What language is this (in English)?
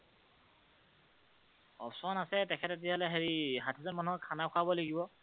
Assamese